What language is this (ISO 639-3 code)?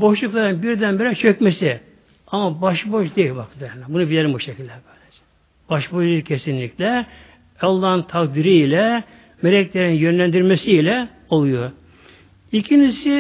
tur